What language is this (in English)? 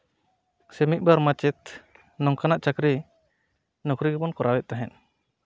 Santali